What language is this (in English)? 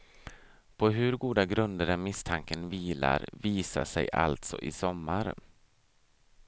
Swedish